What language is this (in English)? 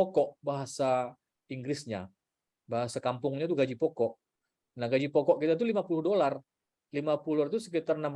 Indonesian